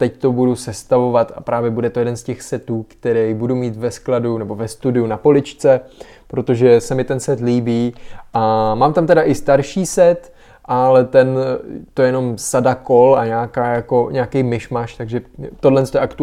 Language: Czech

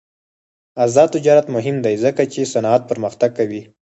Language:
Pashto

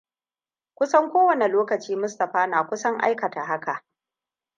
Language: Hausa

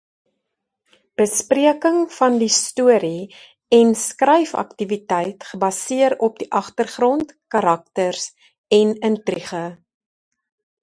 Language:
Afrikaans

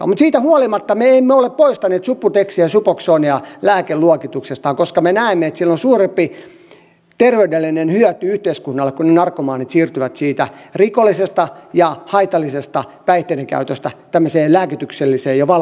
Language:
Finnish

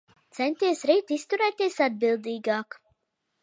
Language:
Latvian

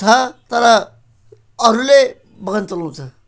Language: Nepali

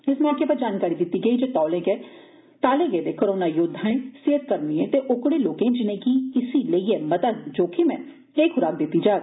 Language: Dogri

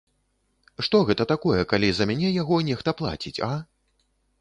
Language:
Belarusian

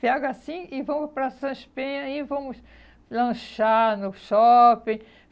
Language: Portuguese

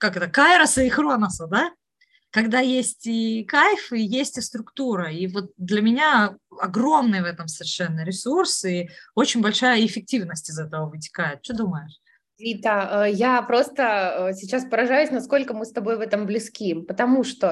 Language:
Russian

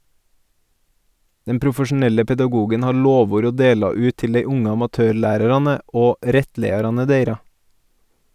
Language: Norwegian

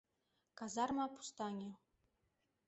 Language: Mari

